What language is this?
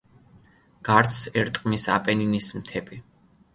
Georgian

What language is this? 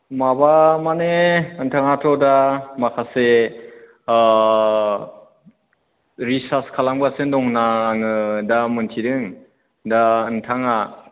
Bodo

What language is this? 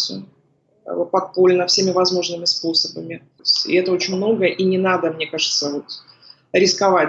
Russian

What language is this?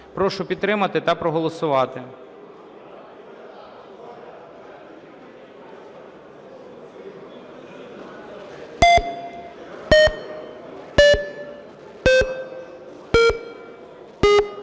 Ukrainian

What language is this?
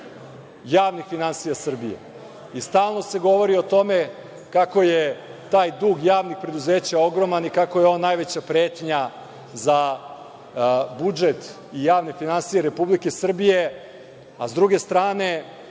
Serbian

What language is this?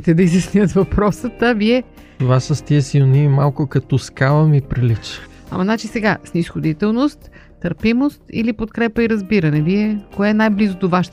Bulgarian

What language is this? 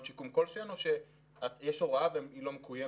Hebrew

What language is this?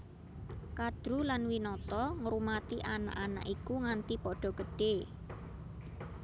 Javanese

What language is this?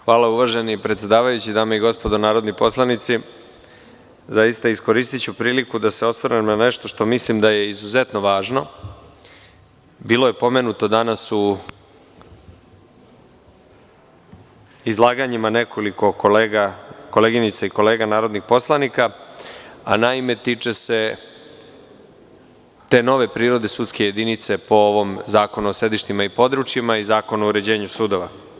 Serbian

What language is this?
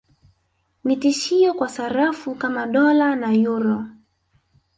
Swahili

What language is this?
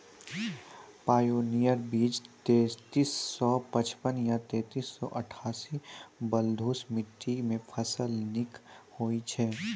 Maithili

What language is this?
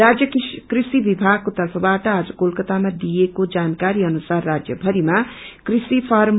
Nepali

